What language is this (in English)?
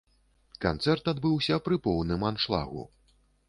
Belarusian